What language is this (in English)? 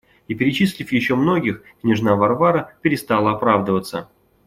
Russian